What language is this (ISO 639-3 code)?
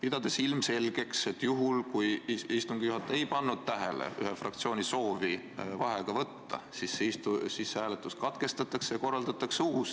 est